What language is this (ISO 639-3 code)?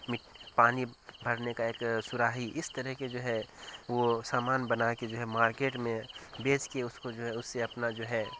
urd